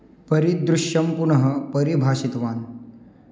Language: Sanskrit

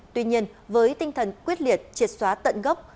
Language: Vietnamese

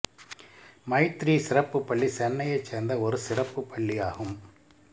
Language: Tamil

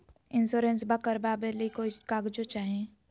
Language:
Magahi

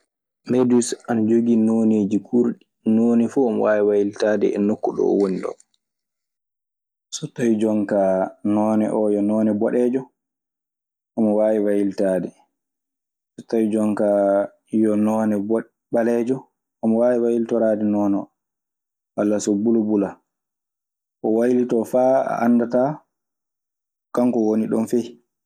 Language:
Maasina Fulfulde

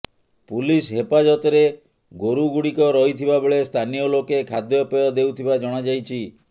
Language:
Odia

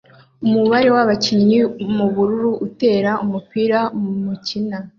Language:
Kinyarwanda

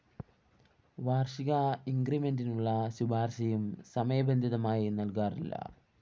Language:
Malayalam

